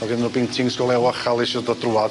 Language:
Welsh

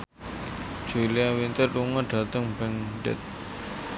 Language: Javanese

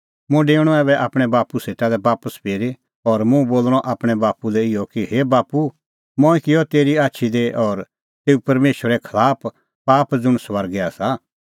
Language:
Kullu Pahari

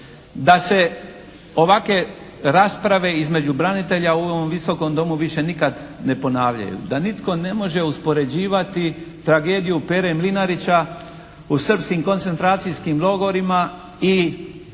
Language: Croatian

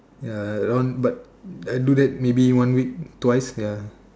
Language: English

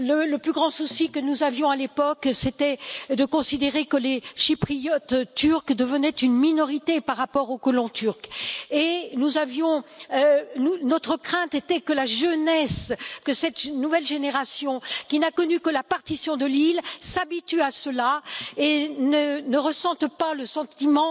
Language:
French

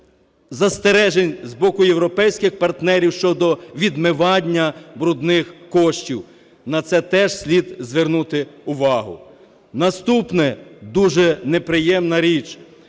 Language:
Ukrainian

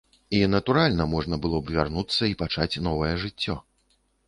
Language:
Belarusian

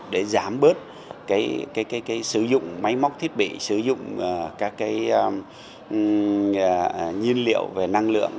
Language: Vietnamese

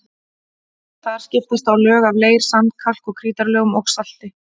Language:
Icelandic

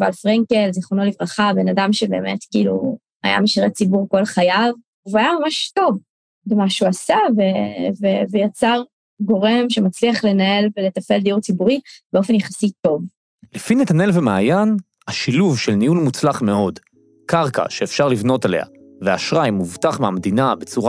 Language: Hebrew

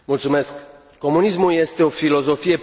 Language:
Romanian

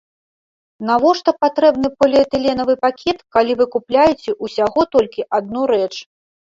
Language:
Belarusian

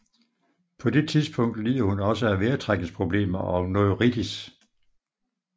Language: Danish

